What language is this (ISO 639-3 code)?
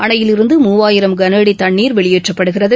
tam